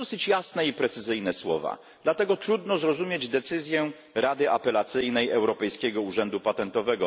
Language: Polish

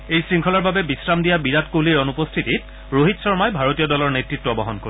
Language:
Assamese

